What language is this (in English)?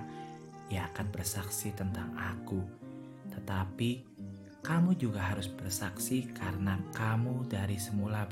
Indonesian